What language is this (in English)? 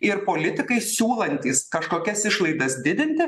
Lithuanian